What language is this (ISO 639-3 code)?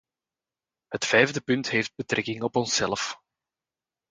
nld